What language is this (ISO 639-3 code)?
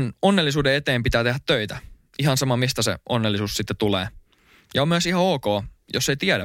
fin